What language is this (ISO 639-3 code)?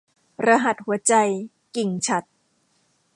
tha